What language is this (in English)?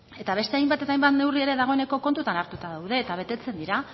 Basque